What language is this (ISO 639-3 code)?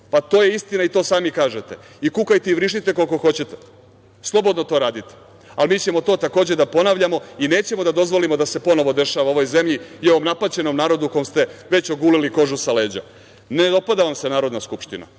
srp